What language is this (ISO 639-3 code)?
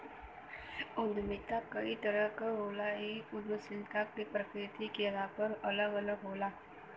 bho